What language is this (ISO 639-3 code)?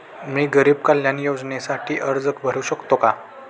mar